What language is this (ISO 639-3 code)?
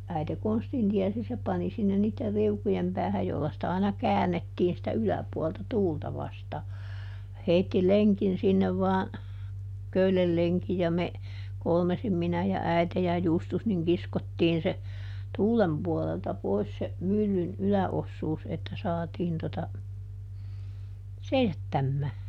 fin